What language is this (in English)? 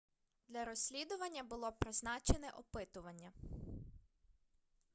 Ukrainian